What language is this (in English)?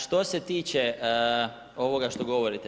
Croatian